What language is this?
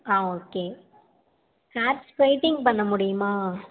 Tamil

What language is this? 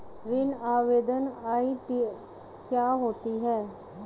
Hindi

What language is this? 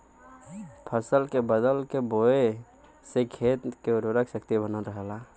Bhojpuri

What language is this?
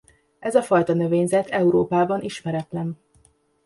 Hungarian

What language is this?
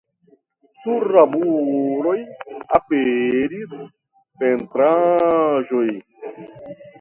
Esperanto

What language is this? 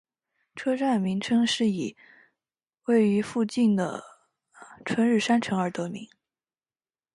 Chinese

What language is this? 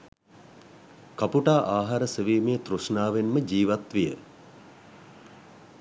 Sinhala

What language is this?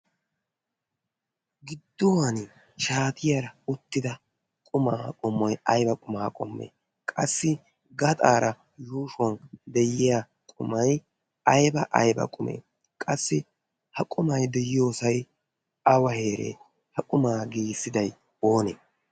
Wolaytta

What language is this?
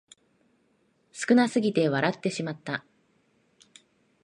Japanese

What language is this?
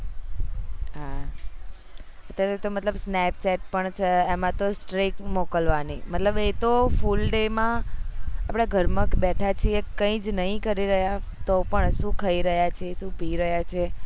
Gujarati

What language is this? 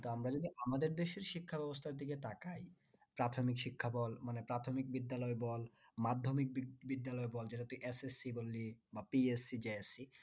Bangla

